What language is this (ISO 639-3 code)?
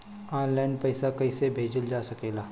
bho